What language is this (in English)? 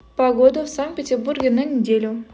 Russian